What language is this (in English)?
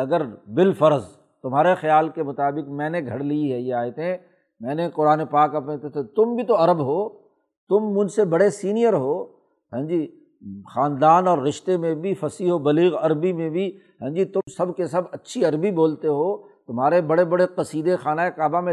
Urdu